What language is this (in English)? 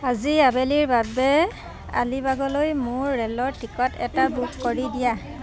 Assamese